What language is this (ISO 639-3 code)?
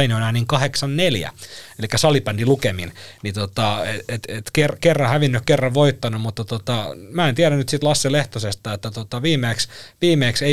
fin